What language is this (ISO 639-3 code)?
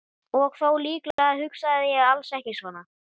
isl